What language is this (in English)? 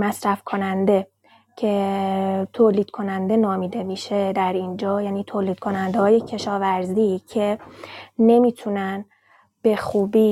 Persian